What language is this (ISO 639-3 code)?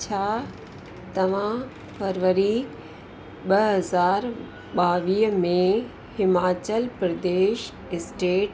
snd